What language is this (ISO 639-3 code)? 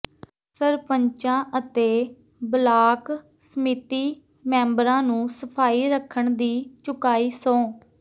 pan